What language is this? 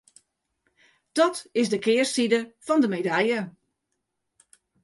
Western Frisian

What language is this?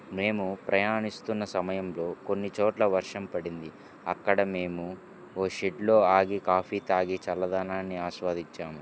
Telugu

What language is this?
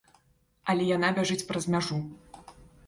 Belarusian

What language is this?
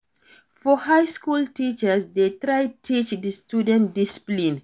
Nigerian Pidgin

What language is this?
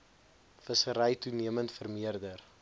Afrikaans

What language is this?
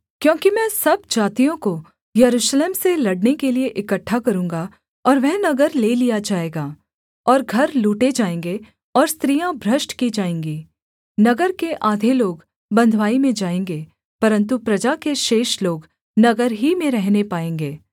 Hindi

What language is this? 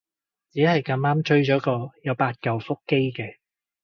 Cantonese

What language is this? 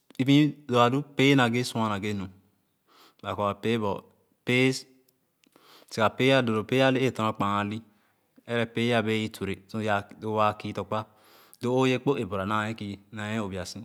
Khana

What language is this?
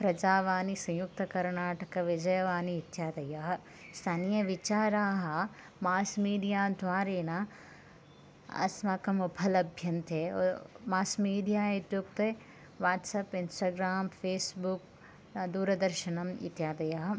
Sanskrit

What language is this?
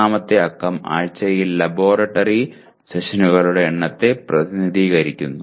Malayalam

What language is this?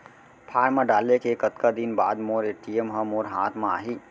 Chhattisgarhi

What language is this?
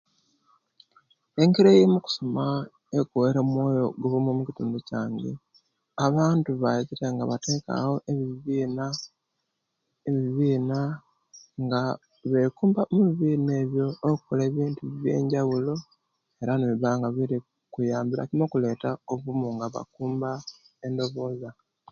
Kenyi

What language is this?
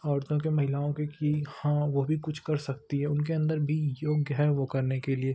Hindi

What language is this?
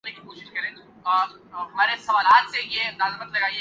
Urdu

